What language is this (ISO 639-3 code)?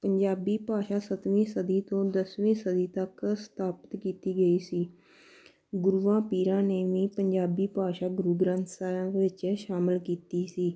pan